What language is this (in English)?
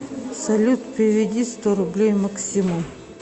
Russian